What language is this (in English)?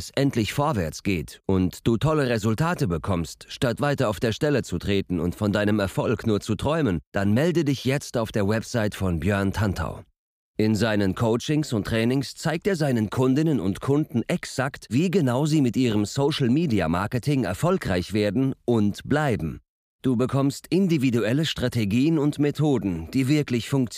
German